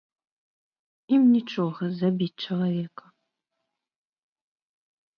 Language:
Belarusian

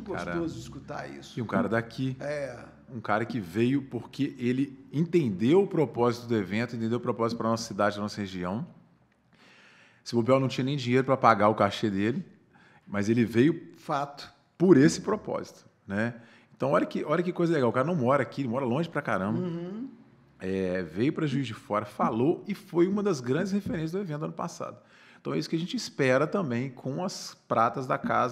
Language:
Portuguese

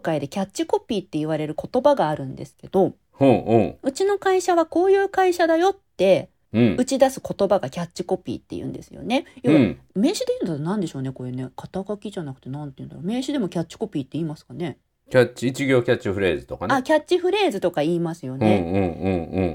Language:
Japanese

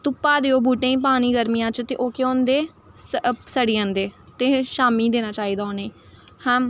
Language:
Dogri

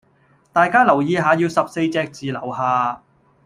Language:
Cantonese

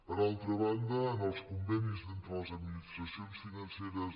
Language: Catalan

